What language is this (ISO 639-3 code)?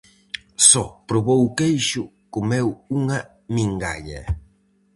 glg